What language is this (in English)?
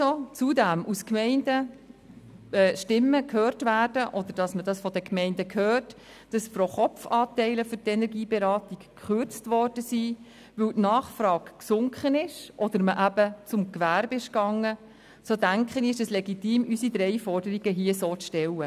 Swiss German